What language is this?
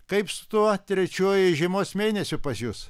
Lithuanian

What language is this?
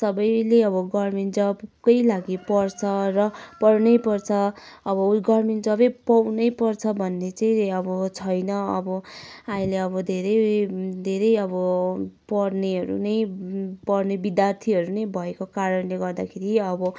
Nepali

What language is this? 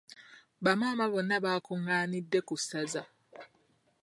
Ganda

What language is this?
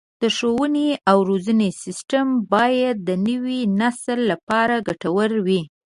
Pashto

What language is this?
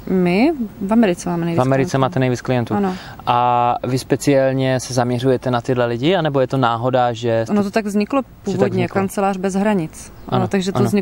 Czech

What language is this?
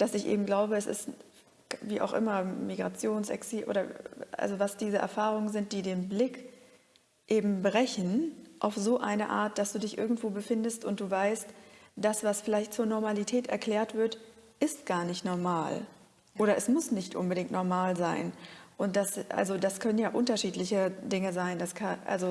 German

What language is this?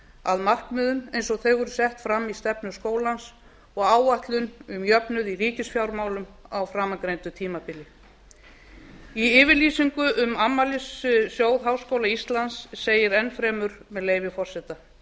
Icelandic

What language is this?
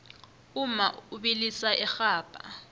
South Ndebele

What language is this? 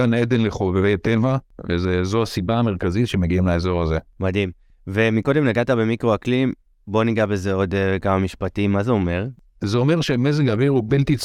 Hebrew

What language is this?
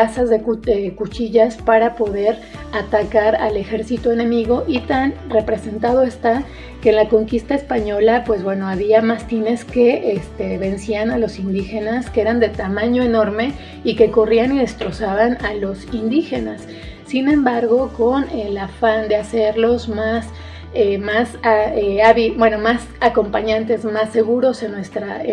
Spanish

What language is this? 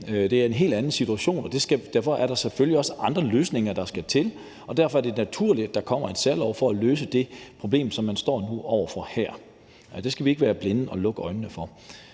Danish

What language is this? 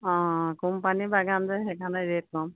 Assamese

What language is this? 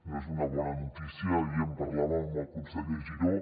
Catalan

